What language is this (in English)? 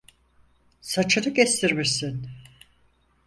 Turkish